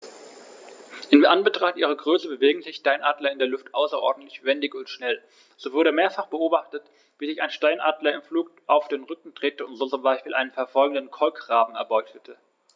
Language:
German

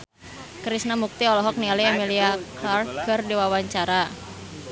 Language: Sundanese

